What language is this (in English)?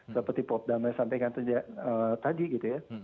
Indonesian